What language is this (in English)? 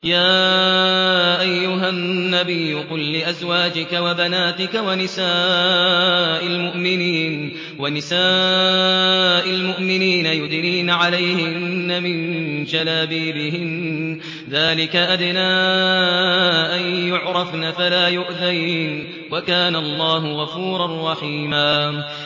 Arabic